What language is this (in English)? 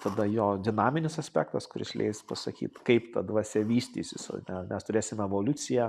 Lithuanian